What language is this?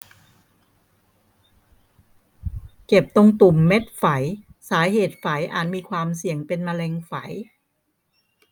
Thai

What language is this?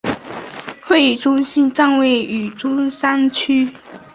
Chinese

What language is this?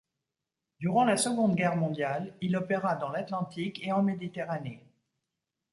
French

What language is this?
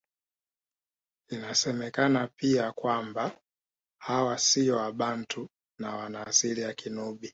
Swahili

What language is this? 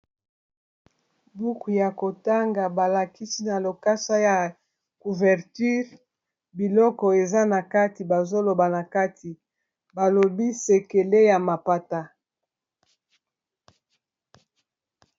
Lingala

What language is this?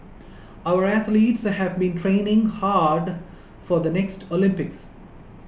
English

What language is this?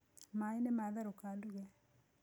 Kikuyu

